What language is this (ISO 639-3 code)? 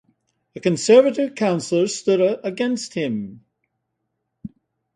eng